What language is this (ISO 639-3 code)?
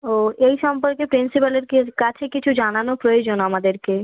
ben